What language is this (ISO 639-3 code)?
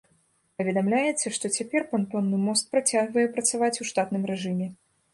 bel